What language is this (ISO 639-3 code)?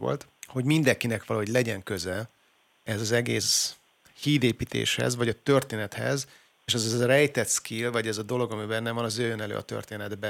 hun